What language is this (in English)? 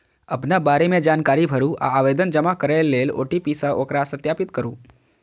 Maithili